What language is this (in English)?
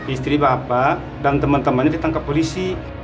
Indonesian